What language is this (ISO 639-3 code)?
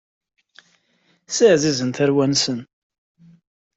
kab